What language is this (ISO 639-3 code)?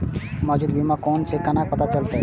mai